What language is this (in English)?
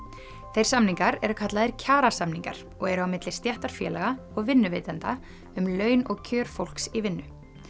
Icelandic